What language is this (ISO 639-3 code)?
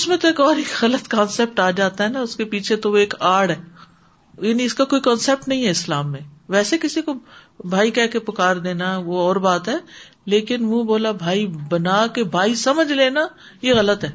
urd